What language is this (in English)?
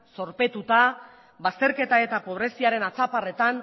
Basque